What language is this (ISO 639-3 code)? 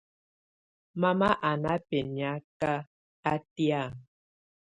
tvu